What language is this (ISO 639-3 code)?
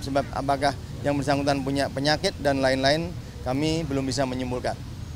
ind